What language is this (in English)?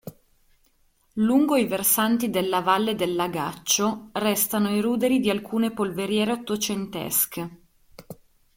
Italian